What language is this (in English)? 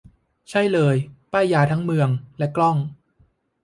Thai